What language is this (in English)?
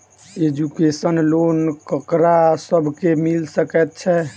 Maithili